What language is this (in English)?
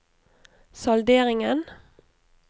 Norwegian